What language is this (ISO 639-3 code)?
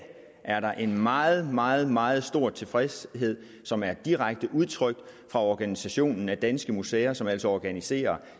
dan